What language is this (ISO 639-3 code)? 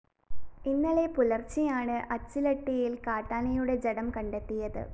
mal